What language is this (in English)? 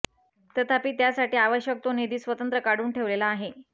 Marathi